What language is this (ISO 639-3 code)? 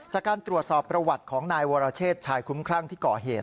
tha